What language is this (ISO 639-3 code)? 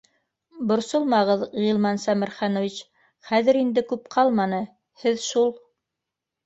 bak